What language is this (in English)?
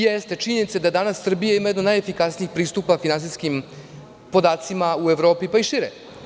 Serbian